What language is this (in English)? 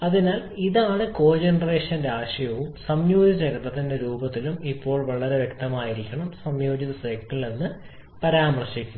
Malayalam